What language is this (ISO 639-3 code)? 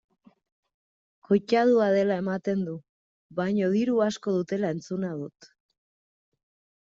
eus